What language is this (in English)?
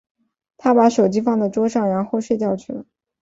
Chinese